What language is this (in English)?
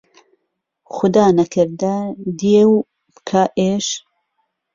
Central Kurdish